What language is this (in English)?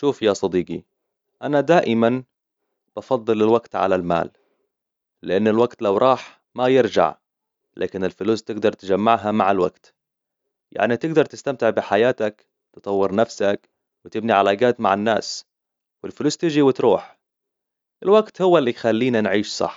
Hijazi Arabic